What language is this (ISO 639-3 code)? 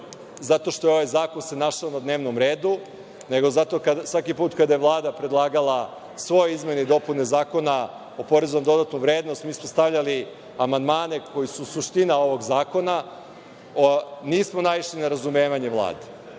srp